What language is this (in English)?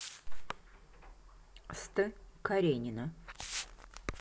Russian